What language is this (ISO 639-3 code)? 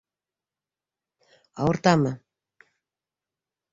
bak